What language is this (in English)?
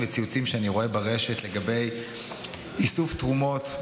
Hebrew